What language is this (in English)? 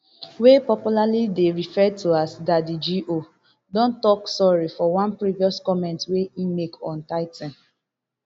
Nigerian Pidgin